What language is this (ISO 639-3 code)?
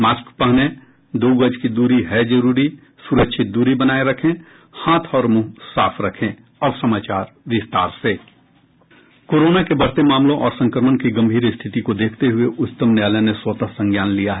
hin